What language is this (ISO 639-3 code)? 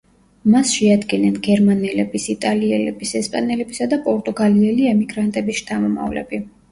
kat